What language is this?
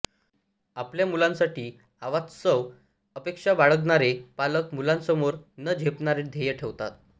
Marathi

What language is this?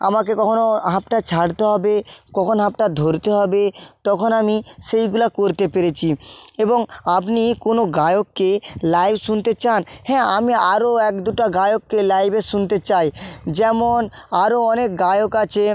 Bangla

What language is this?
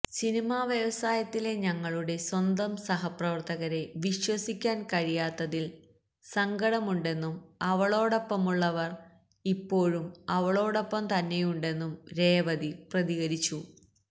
Malayalam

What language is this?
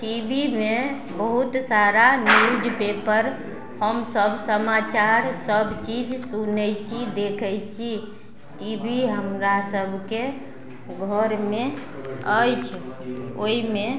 Maithili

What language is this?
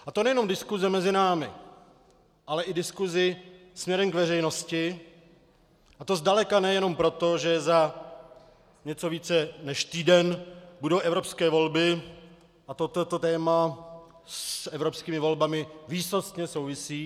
Czech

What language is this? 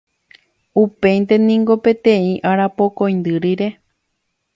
Guarani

